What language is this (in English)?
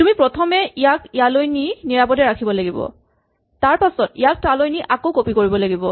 Assamese